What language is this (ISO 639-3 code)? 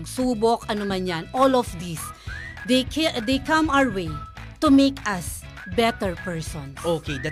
fil